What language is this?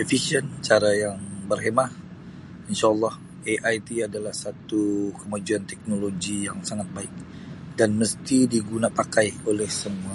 Sabah Bisaya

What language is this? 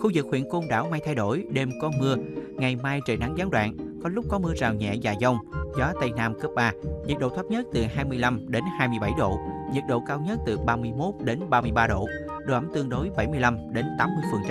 Vietnamese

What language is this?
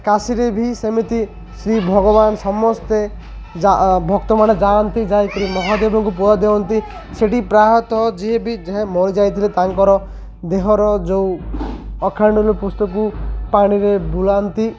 Odia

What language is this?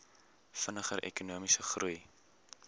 Afrikaans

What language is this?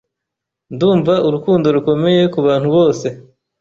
Kinyarwanda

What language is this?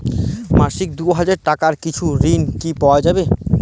Bangla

